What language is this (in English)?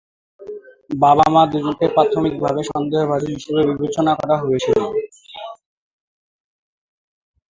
Bangla